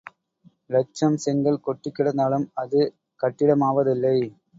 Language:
Tamil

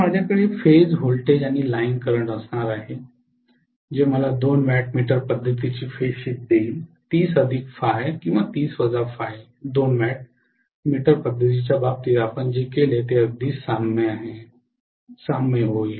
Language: Marathi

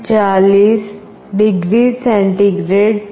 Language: Gujarati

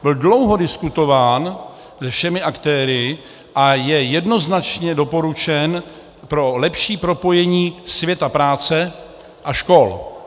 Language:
Czech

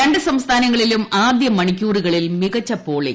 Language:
Malayalam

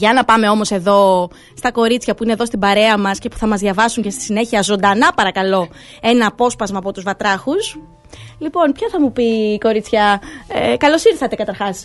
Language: Greek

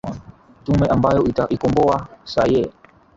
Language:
Swahili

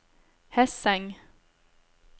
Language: Norwegian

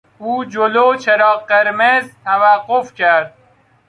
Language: Persian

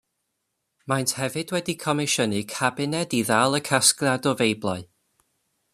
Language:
Welsh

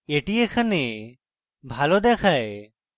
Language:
Bangla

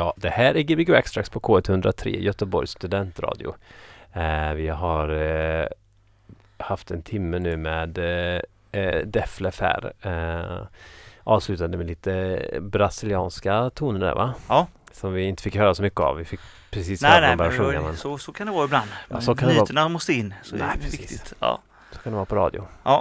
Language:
Swedish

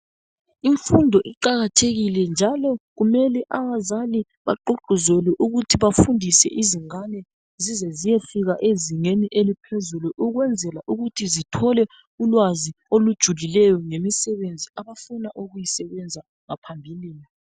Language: North Ndebele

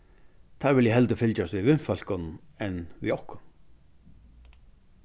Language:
Faroese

